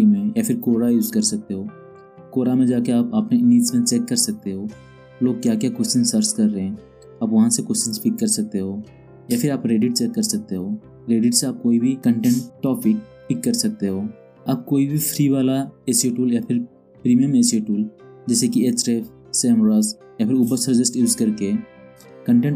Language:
Hindi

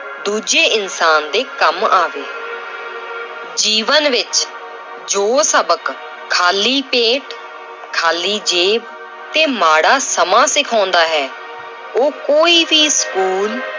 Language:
Punjabi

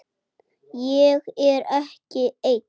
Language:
Icelandic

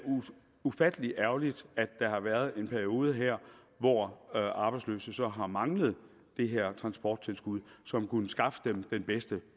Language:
Danish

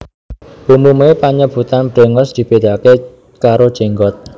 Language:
Javanese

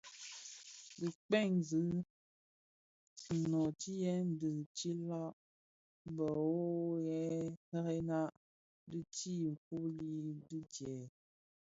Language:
Bafia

